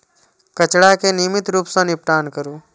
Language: Maithili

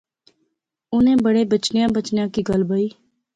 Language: Pahari-Potwari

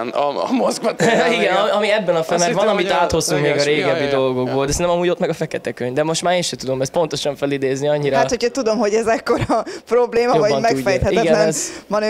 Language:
Hungarian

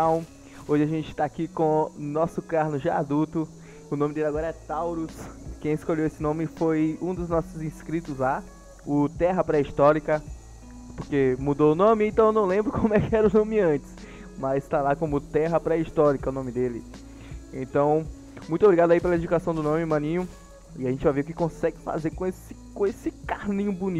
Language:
Portuguese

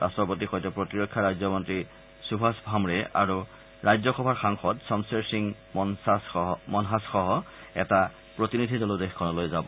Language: Assamese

